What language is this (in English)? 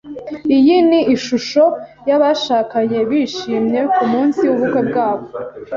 Kinyarwanda